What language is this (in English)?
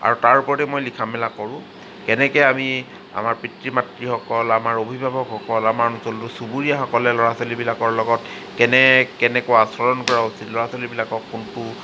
Assamese